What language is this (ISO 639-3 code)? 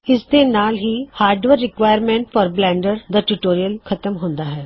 pan